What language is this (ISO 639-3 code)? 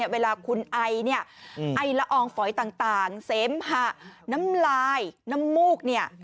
tha